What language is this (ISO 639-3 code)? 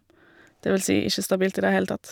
nor